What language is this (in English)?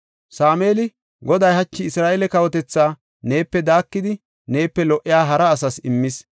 Gofa